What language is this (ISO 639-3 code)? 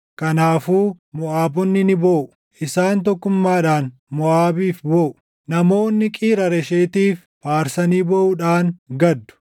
orm